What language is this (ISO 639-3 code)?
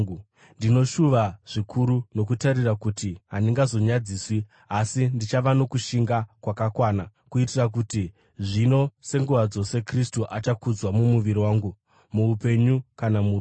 sna